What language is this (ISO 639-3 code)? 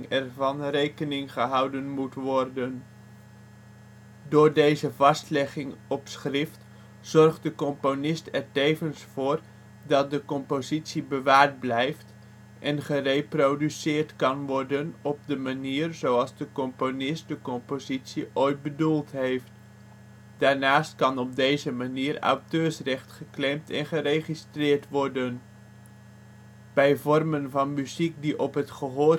nld